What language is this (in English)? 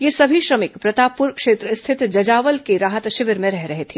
Hindi